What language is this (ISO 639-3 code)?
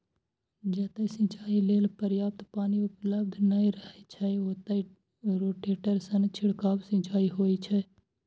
mai